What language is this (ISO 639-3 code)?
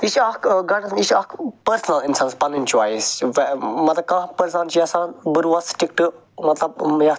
kas